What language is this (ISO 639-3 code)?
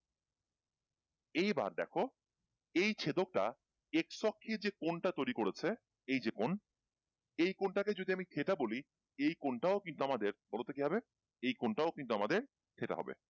ben